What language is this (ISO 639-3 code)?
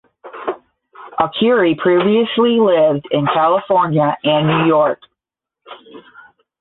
eng